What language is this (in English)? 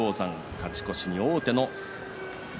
Japanese